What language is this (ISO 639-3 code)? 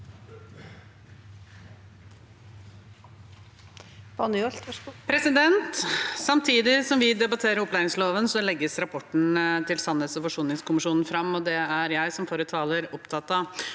nor